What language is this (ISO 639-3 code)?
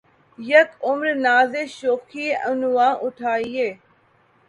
urd